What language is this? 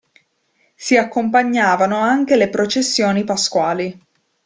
Italian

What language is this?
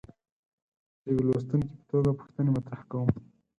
Pashto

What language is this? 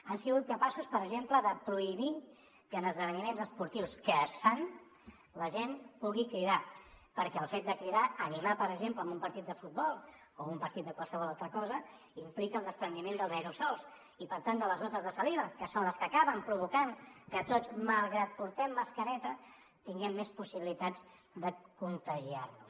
Catalan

